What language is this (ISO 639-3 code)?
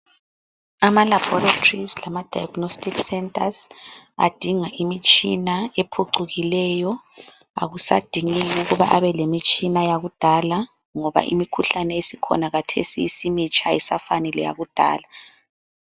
nde